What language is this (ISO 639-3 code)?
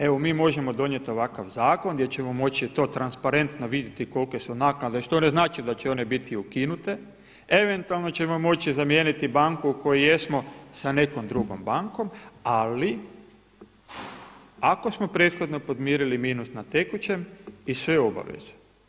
hrv